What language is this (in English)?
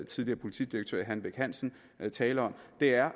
Danish